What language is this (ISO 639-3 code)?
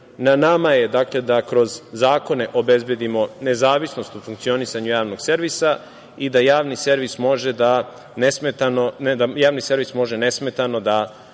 srp